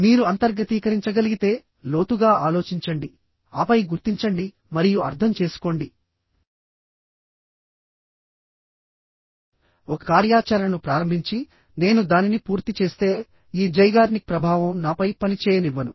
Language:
Telugu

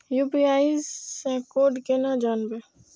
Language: Maithili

